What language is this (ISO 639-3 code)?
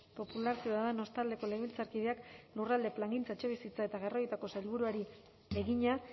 eus